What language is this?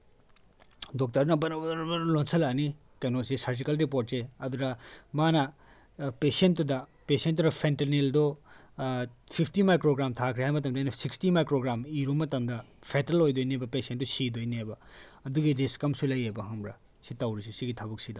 Manipuri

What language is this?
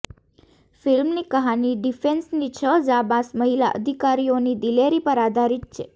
Gujarati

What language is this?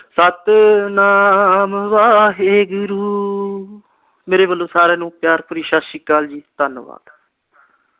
Punjabi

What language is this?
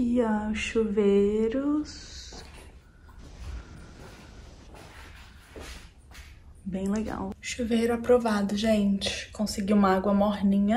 Portuguese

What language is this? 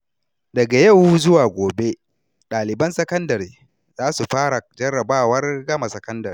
Hausa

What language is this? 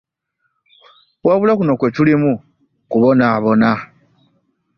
Ganda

